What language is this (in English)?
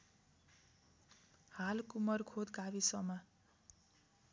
Nepali